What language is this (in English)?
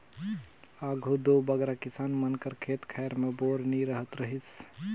Chhattisgarhi